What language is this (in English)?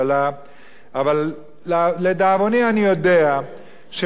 Hebrew